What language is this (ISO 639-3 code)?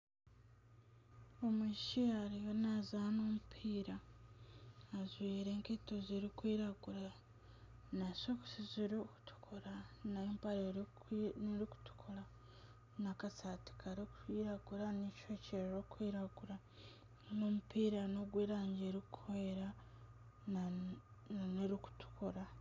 nyn